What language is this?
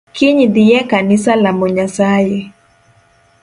Luo (Kenya and Tanzania)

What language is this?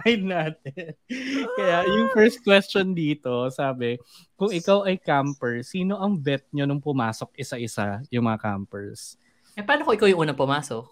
Filipino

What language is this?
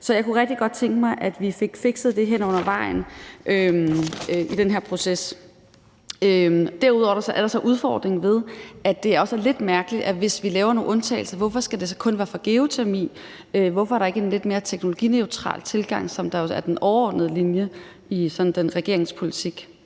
Danish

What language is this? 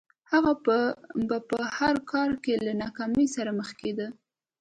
Pashto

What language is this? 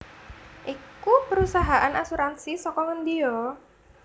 Javanese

